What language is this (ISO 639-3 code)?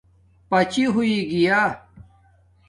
dmk